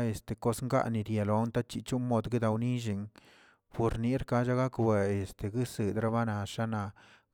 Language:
Tilquiapan Zapotec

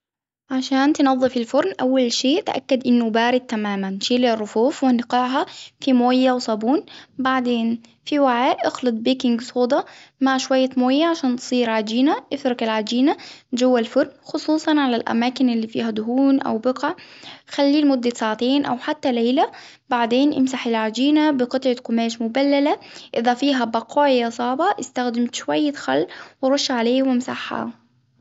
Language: Hijazi Arabic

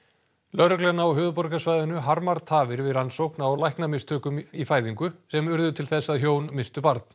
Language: Icelandic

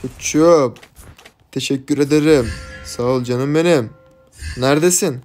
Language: Turkish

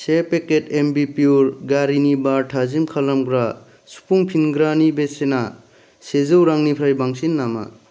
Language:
Bodo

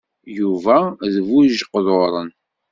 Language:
Kabyle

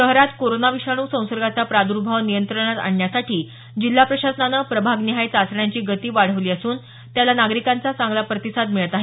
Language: Marathi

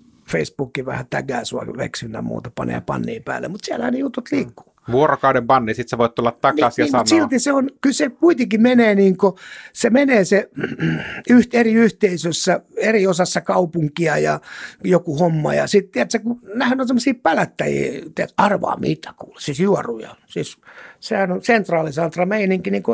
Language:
Finnish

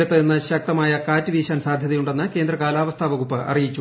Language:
Malayalam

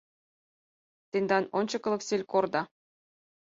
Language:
Mari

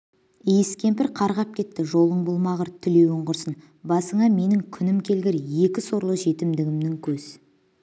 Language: Kazakh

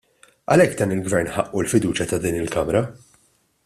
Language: Maltese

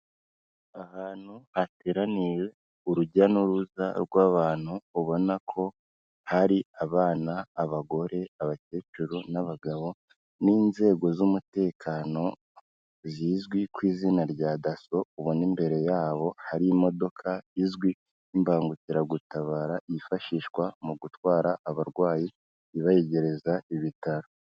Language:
Kinyarwanda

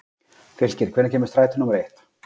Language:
Icelandic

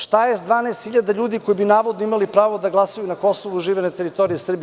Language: Serbian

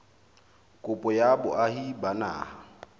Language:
Southern Sotho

